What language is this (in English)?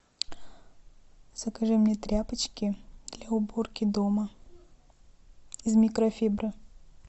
Russian